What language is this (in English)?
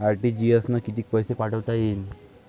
Marathi